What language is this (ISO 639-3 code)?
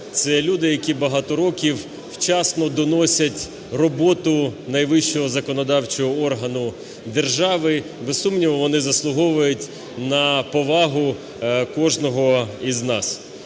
ukr